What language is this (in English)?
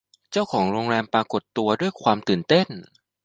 Thai